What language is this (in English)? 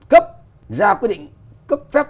Vietnamese